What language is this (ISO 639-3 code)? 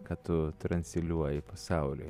lit